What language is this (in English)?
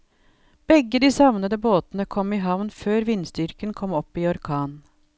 Norwegian